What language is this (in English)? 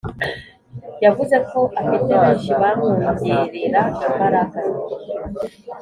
Kinyarwanda